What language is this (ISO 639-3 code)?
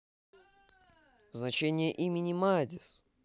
rus